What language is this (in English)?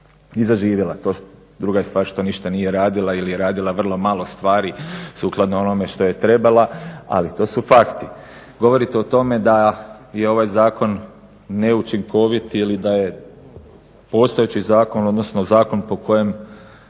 Croatian